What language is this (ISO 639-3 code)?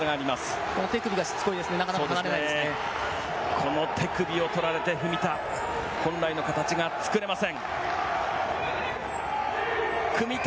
jpn